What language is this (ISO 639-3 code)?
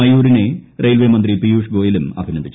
mal